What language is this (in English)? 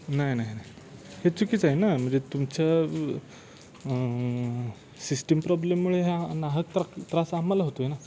Marathi